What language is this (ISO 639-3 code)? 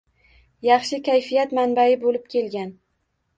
uzb